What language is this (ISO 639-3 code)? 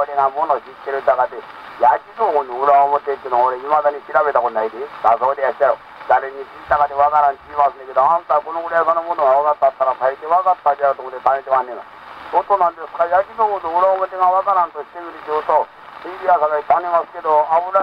jpn